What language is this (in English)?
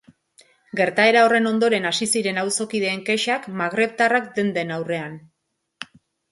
Basque